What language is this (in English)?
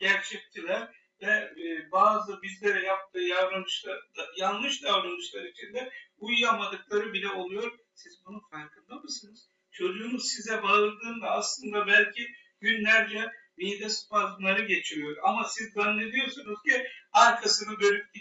Turkish